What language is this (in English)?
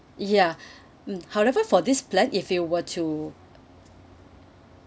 English